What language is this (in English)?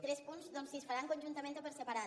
Catalan